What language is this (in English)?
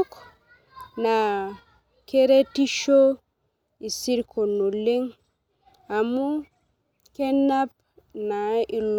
Masai